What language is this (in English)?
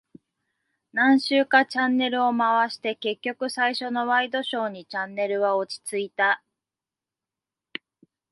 Japanese